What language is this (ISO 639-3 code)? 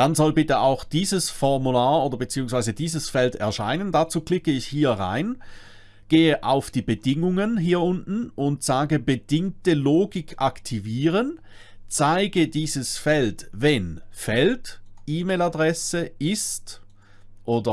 deu